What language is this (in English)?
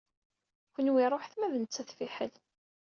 Kabyle